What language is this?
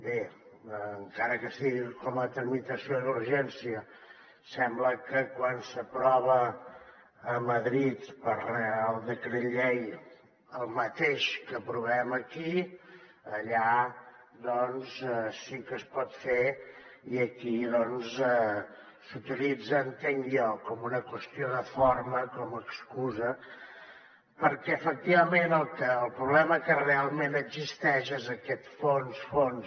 Catalan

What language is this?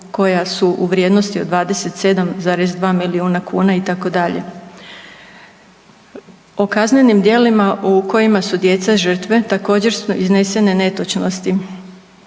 Croatian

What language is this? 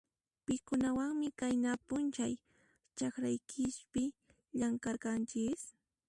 Puno Quechua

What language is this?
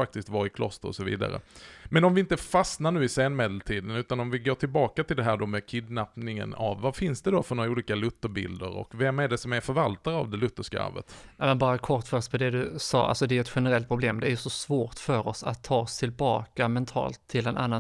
Swedish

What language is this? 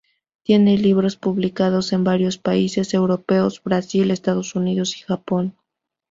Spanish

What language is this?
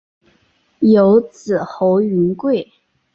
Chinese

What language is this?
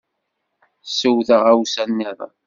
Kabyle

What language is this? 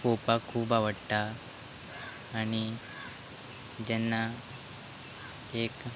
Konkani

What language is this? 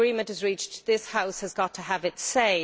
English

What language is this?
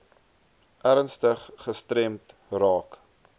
Afrikaans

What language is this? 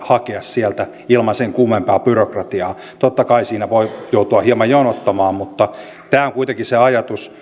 Finnish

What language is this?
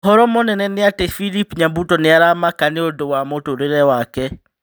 Kikuyu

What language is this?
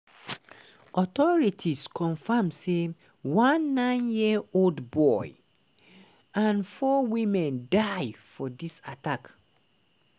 Nigerian Pidgin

